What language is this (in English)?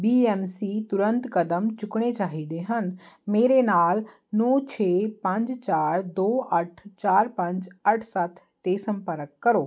Punjabi